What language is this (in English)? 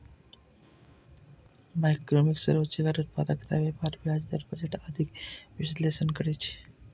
Maithili